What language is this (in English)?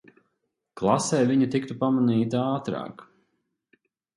Latvian